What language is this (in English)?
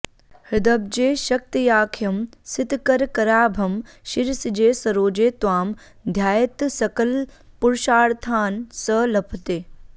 Sanskrit